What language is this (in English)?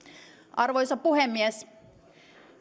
Finnish